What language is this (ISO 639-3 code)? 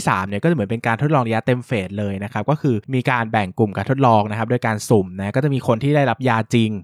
tha